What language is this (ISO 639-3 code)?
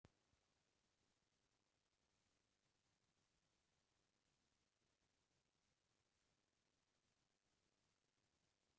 hne